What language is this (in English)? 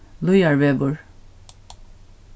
Faroese